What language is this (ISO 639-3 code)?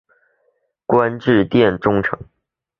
zho